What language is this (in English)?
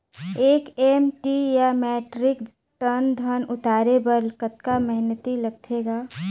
Chhattisgarhi